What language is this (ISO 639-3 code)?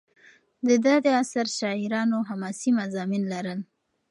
pus